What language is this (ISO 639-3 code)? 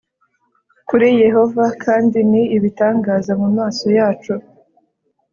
kin